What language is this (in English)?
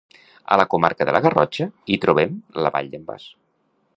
Catalan